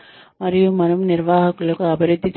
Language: Telugu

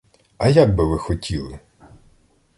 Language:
Ukrainian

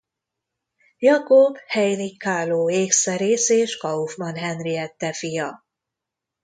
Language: Hungarian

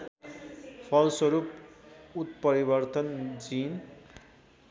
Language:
Nepali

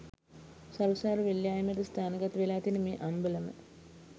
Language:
Sinhala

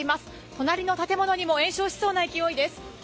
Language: Japanese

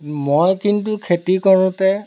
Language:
Assamese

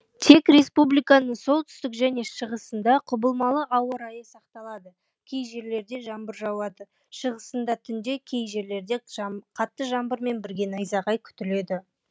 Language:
Kazakh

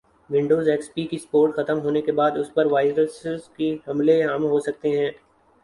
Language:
Urdu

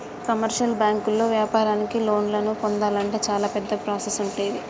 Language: Telugu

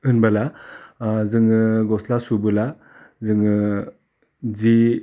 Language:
Bodo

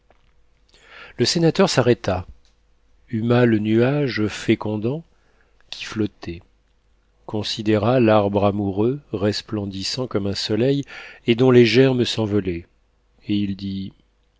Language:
French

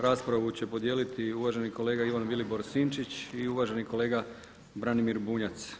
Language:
Croatian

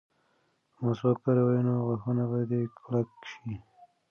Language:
Pashto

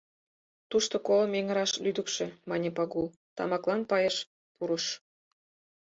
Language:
Mari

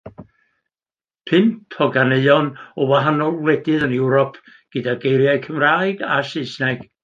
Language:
Welsh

